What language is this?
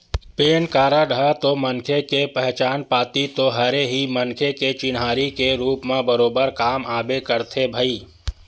Chhattisgarhi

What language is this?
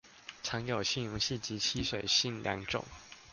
Chinese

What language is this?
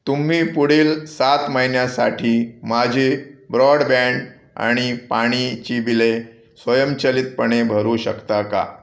Marathi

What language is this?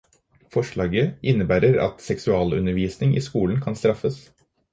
Norwegian Bokmål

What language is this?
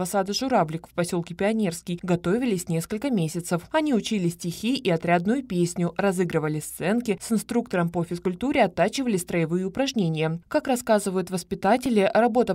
Russian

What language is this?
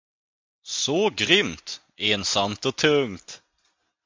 Swedish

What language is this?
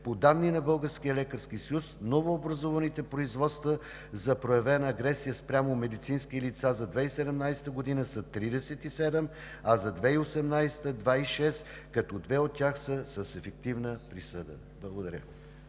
Bulgarian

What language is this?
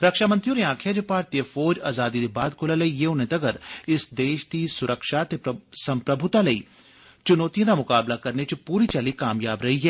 Dogri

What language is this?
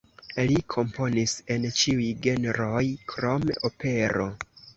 Esperanto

